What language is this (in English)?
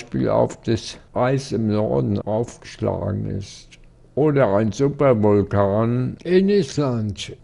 German